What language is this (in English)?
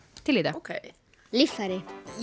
Icelandic